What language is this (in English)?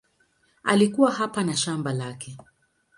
Swahili